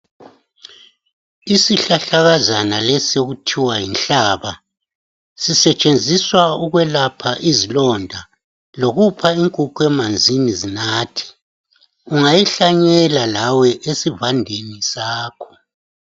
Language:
North Ndebele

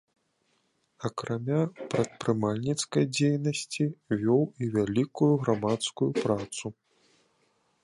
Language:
Belarusian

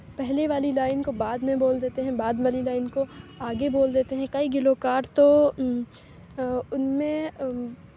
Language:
Urdu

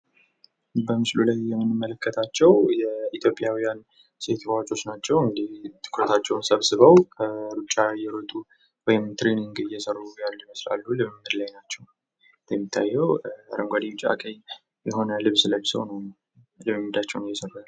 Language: Amharic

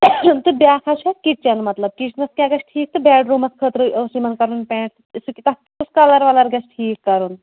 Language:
Kashmiri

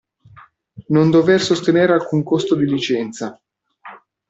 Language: Italian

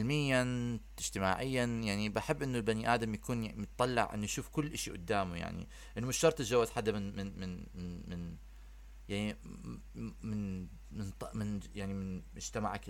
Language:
Arabic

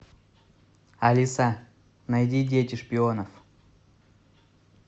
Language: Russian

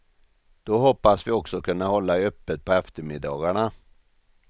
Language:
Swedish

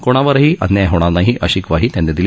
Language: Marathi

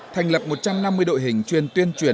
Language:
Vietnamese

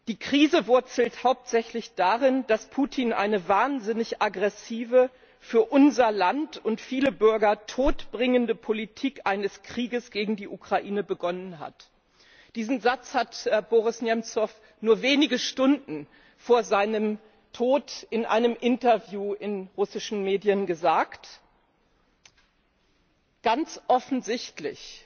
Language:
German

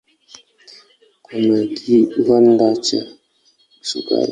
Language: Swahili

